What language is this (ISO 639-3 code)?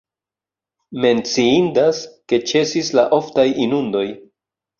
epo